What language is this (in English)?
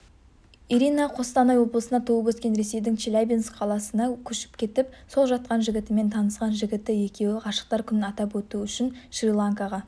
Kazakh